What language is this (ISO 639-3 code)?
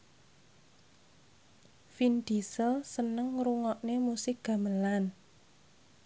jav